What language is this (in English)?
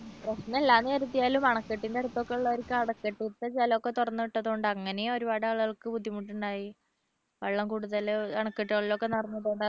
Malayalam